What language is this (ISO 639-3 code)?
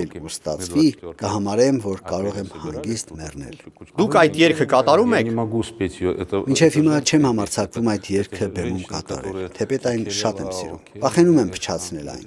ron